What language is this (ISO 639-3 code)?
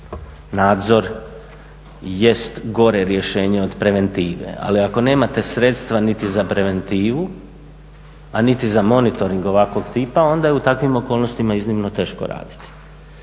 hrv